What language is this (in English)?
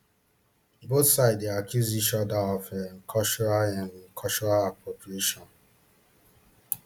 Nigerian Pidgin